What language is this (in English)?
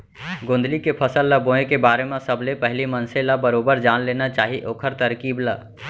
Chhattisgarhi